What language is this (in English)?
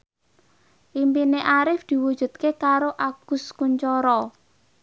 Javanese